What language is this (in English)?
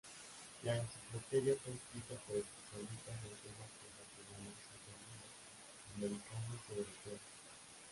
Spanish